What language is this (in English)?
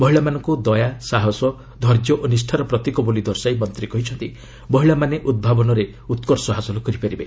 Odia